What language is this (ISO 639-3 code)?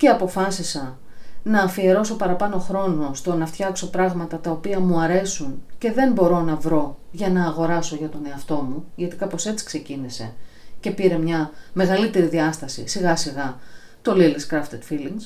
ell